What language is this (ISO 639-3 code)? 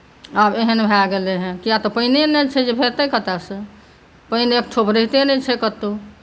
mai